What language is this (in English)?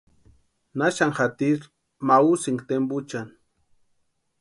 Western Highland Purepecha